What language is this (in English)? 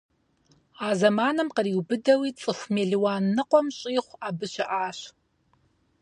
Kabardian